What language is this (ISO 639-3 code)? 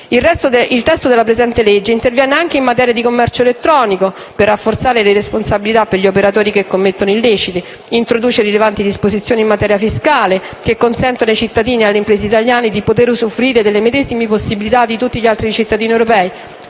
ita